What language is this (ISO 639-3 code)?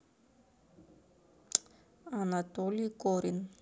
rus